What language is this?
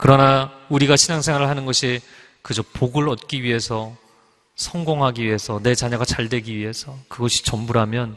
Korean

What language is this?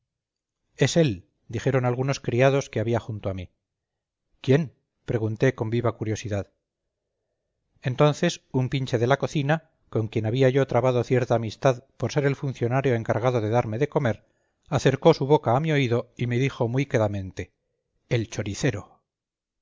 Spanish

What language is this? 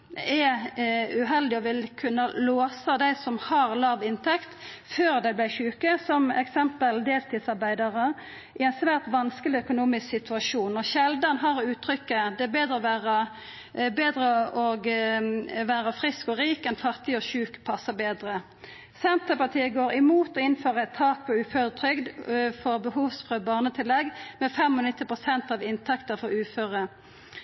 Norwegian Nynorsk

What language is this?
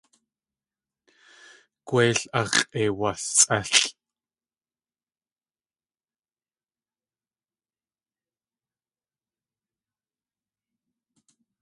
Tlingit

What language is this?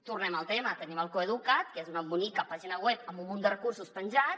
Catalan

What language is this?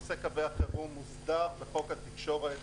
Hebrew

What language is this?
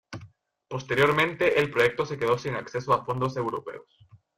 Spanish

